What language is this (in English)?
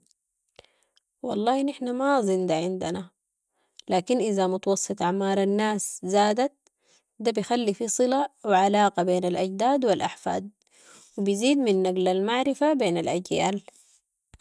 Sudanese Arabic